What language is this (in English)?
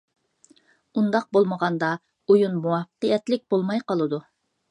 Uyghur